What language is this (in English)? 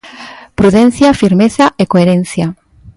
Galician